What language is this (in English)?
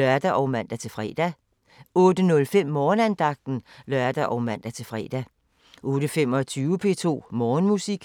Danish